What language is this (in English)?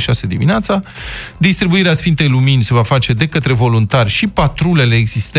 Romanian